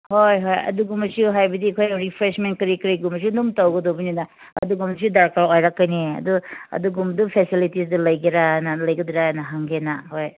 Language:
Manipuri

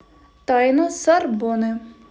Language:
Russian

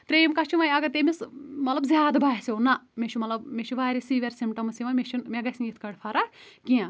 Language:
Kashmiri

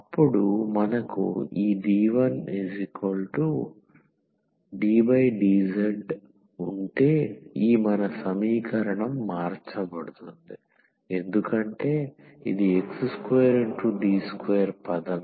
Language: Telugu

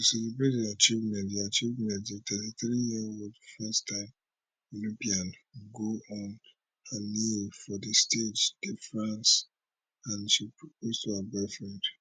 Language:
Nigerian Pidgin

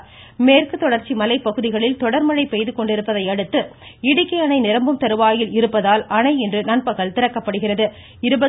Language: Tamil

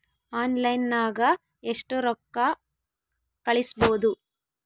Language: Kannada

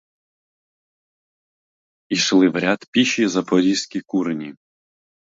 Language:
Ukrainian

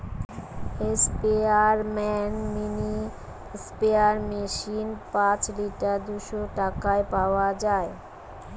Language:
Bangla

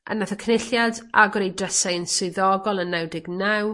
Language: Welsh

